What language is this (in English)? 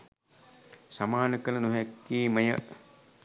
Sinhala